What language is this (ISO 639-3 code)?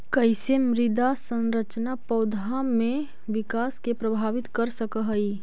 mag